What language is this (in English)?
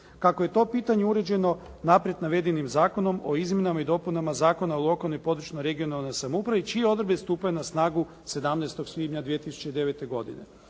Croatian